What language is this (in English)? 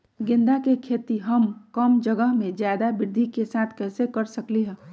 Magahi